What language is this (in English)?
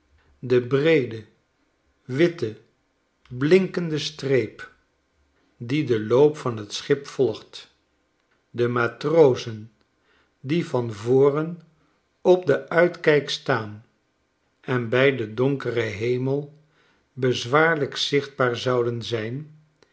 Dutch